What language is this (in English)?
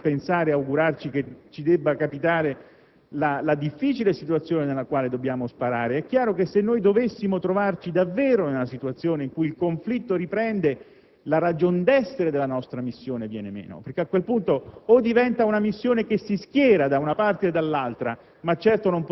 Italian